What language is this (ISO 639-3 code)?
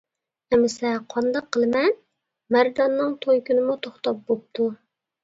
uig